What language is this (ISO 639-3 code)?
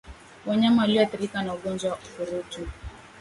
swa